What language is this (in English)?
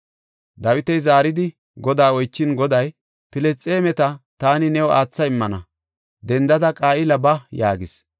Gofa